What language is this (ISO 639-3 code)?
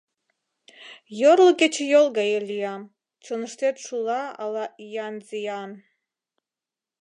chm